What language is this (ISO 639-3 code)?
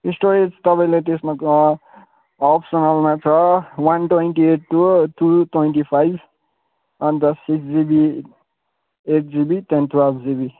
nep